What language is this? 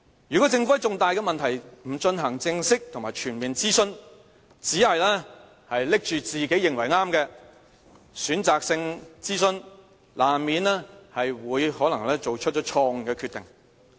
Cantonese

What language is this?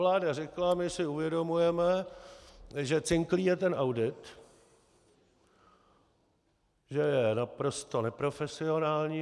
Czech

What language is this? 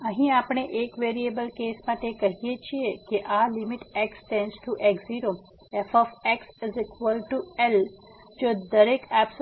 Gujarati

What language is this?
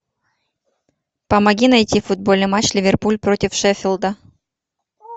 Russian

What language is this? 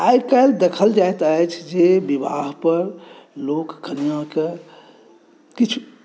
Maithili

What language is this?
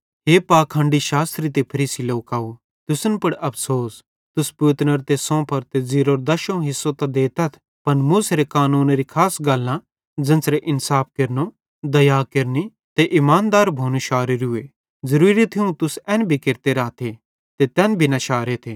Bhadrawahi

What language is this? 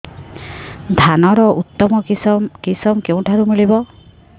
Odia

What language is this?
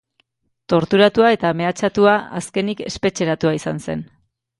Basque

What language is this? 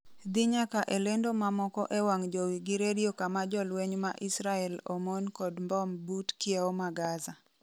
Luo (Kenya and Tanzania)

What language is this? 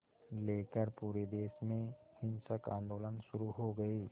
Hindi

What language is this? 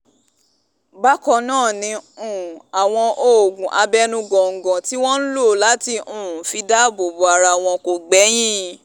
Yoruba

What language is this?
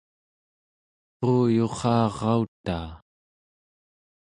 Central Yupik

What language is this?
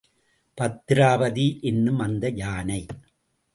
Tamil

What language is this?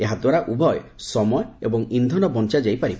Odia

